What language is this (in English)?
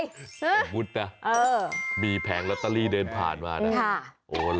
Thai